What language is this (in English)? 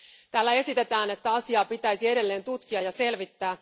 Finnish